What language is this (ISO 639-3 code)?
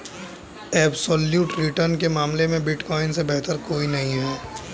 hin